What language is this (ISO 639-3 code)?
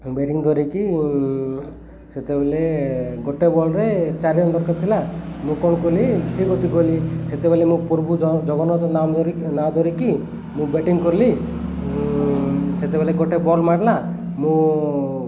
ori